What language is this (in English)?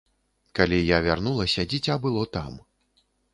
Belarusian